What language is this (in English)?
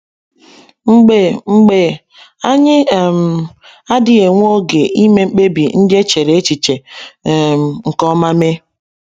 Igbo